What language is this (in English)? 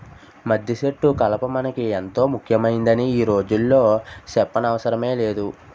Telugu